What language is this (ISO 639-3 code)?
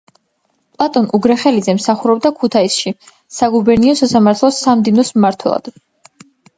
kat